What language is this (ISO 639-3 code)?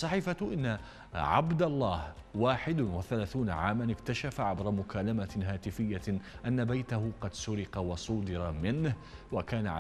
ara